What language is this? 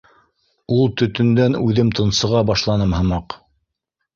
Bashkir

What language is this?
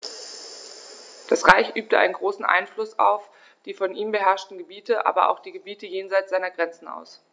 German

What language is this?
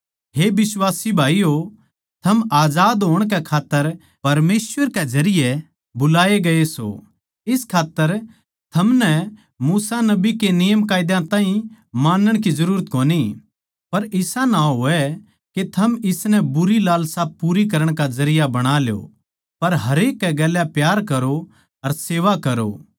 Haryanvi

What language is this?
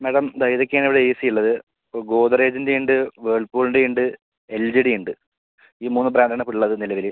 Malayalam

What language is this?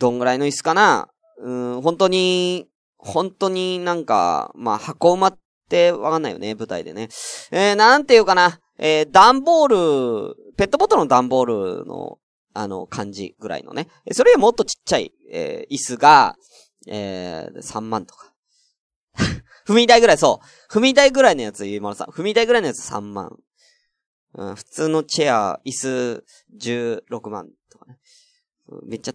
Japanese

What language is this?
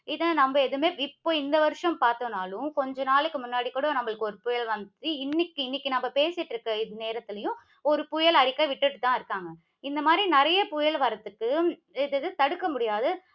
Tamil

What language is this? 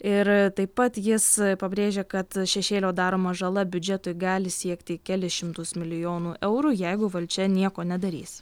Lithuanian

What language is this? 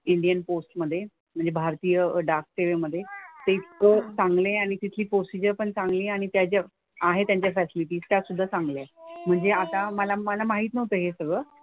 Marathi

